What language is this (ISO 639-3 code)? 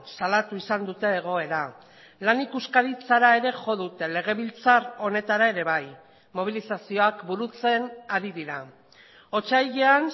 eus